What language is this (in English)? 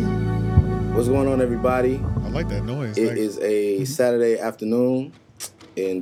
English